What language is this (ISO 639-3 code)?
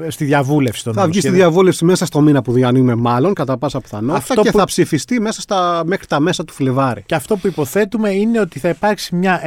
ell